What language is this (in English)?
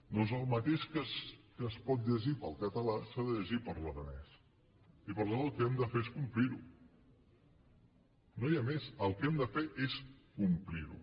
Catalan